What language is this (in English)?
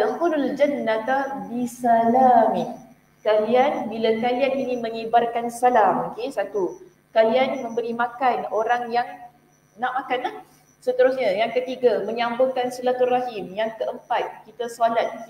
Malay